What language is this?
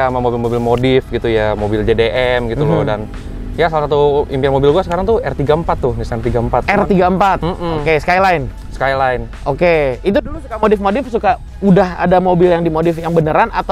Indonesian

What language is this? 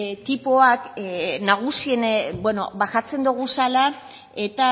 Basque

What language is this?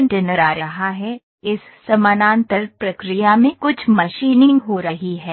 Hindi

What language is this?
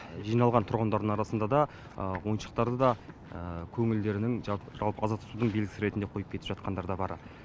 Kazakh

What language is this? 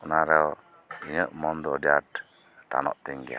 Santali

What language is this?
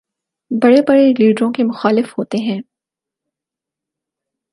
Urdu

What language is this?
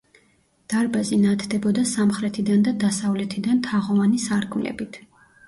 Georgian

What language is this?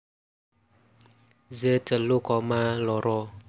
Javanese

